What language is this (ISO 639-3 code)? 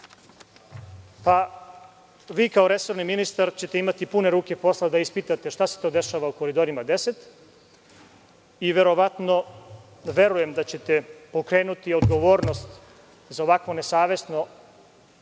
srp